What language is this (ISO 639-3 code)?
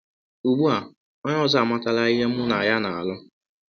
ibo